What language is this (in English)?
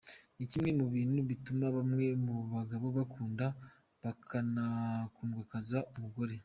Kinyarwanda